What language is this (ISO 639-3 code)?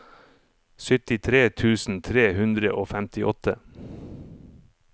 nor